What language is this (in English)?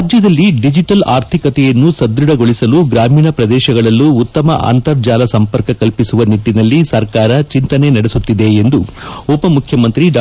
Kannada